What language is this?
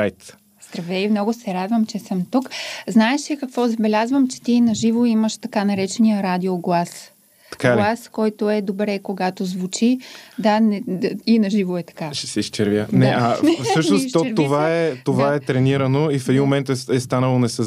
Bulgarian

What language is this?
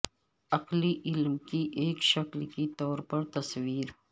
Urdu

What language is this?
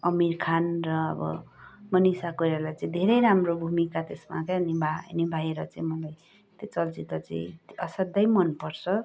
Nepali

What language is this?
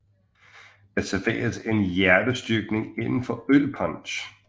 Danish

